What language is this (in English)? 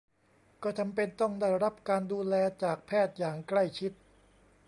Thai